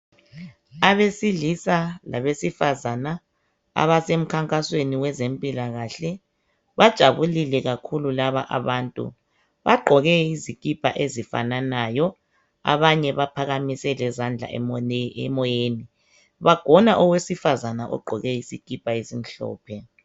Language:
North Ndebele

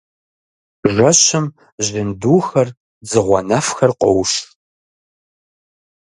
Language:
Kabardian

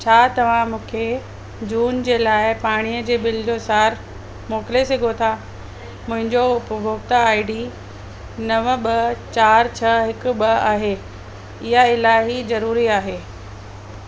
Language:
Sindhi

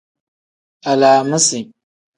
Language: Tem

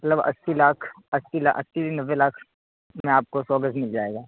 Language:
Urdu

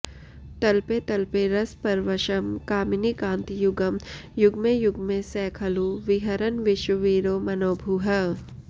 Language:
Sanskrit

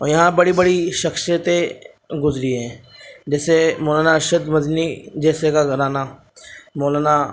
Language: Urdu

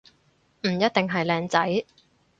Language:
Cantonese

